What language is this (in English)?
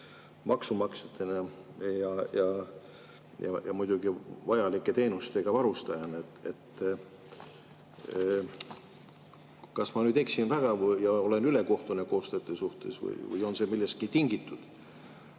Estonian